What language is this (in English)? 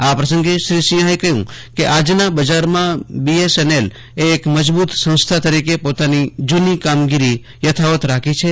Gujarati